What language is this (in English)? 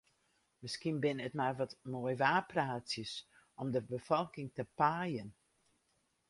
Western Frisian